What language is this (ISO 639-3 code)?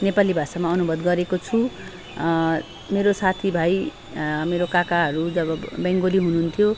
nep